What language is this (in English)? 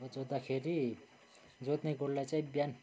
Nepali